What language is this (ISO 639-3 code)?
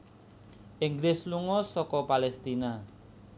jav